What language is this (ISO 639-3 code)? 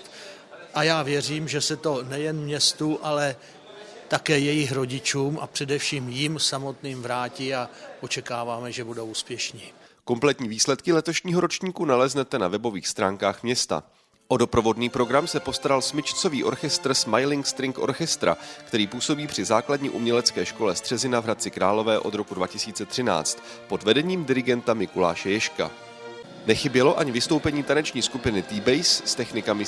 ces